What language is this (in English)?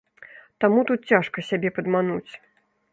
Belarusian